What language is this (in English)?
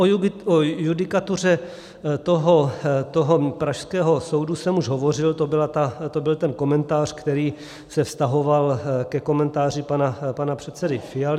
Czech